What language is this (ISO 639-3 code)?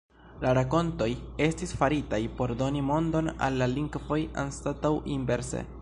epo